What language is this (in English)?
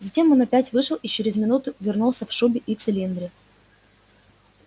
Russian